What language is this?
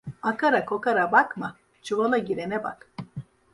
Turkish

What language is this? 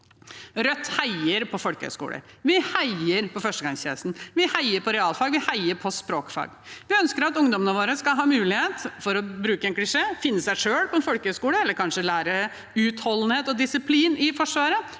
Norwegian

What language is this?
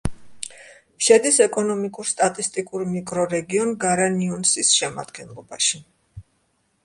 Georgian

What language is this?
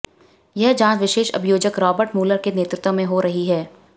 Hindi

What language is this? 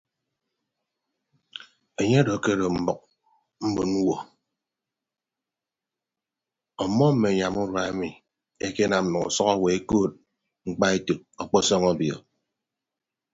Ibibio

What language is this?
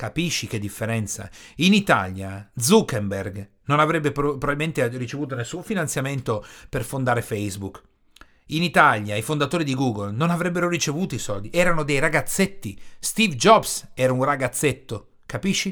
Italian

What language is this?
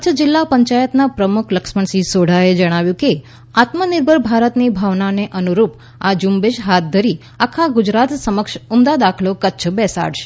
Gujarati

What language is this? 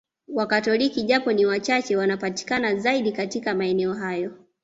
Swahili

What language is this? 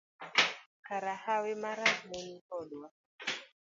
Luo (Kenya and Tanzania)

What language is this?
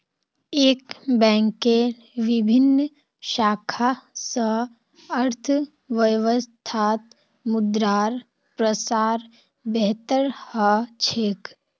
Magahi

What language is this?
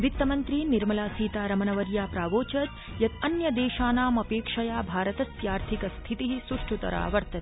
Sanskrit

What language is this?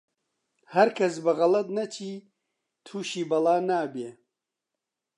Central Kurdish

